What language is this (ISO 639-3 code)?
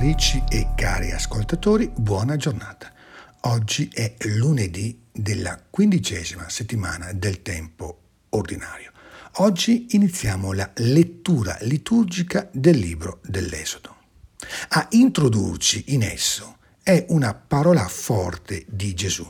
ita